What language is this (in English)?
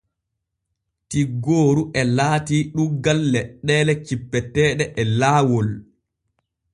Borgu Fulfulde